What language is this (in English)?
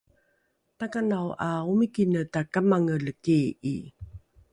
Rukai